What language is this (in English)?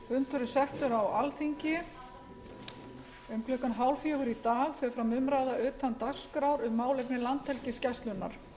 Icelandic